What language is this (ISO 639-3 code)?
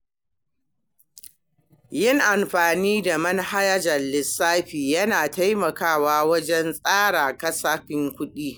hau